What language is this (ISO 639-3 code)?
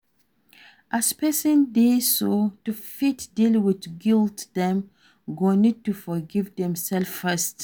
pcm